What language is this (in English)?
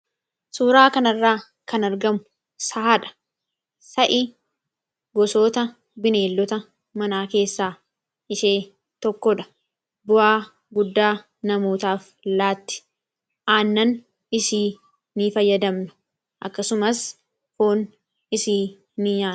Oromo